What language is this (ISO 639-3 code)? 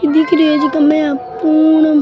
raj